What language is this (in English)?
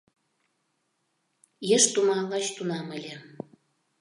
Mari